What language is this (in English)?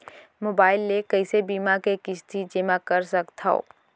Chhattisgarhi